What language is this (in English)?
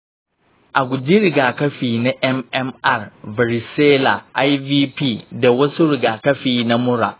Hausa